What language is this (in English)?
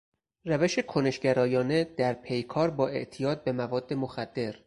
Persian